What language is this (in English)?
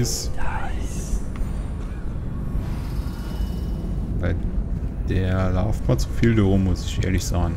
German